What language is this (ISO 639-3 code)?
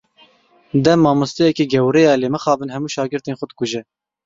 kur